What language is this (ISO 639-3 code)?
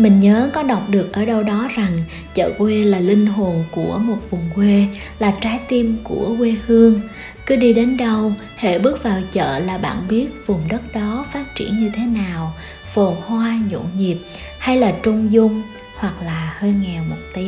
vie